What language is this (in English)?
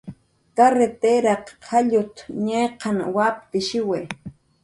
Jaqaru